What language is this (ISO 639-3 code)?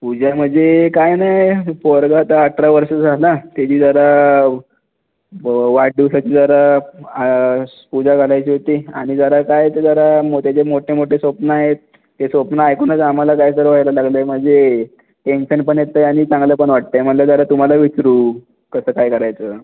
mar